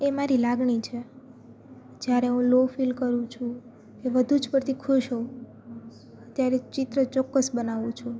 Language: Gujarati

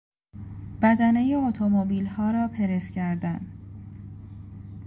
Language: Persian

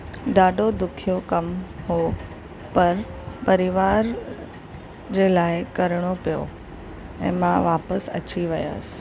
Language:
Sindhi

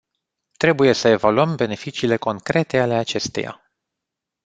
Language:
Romanian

